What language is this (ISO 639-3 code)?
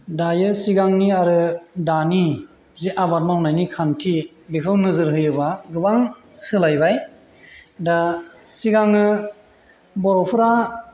brx